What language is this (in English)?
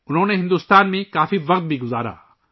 Urdu